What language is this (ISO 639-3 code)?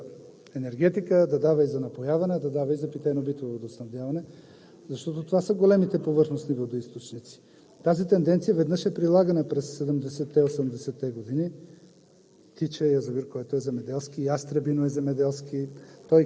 bul